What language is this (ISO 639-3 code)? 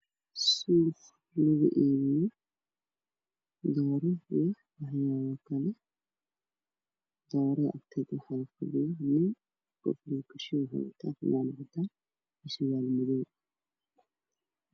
som